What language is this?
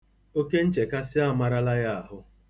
Igbo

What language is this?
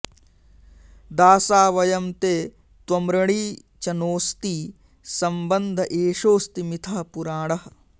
Sanskrit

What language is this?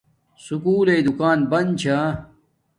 Domaaki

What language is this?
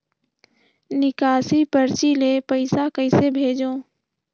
Chhattisgarhi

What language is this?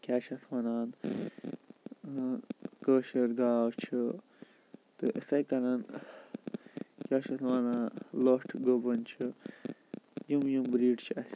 Kashmiri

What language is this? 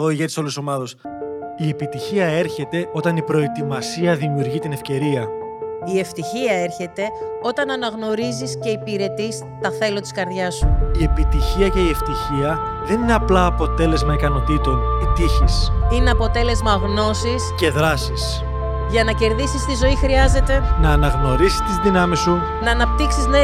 Greek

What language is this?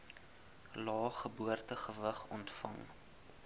Afrikaans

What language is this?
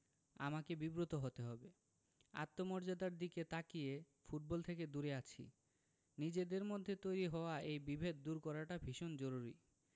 Bangla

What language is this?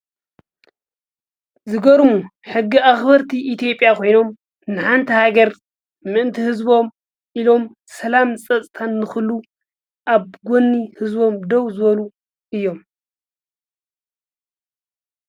Tigrinya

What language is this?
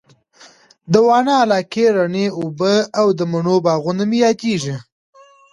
Pashto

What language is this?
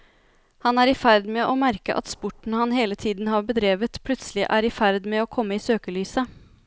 Norwegian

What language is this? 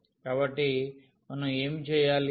Telugu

